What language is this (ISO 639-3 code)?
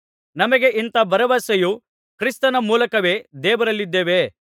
kan